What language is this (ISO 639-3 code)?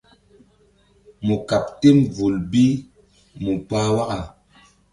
mdd